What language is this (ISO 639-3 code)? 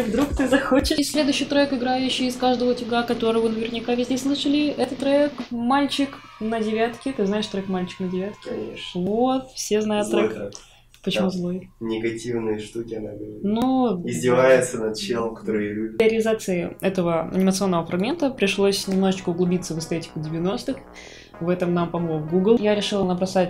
rus